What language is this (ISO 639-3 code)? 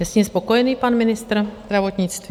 ces